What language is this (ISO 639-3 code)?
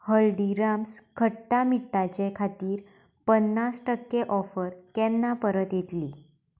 kok